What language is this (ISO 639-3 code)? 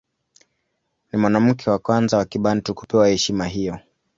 swa